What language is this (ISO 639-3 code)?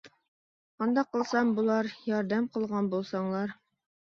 uig